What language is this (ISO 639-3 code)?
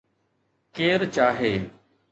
snd